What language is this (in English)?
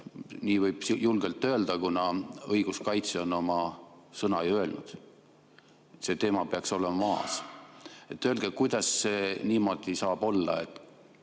Estonian